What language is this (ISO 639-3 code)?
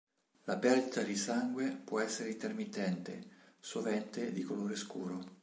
ita